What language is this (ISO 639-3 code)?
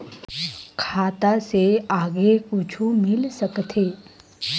hne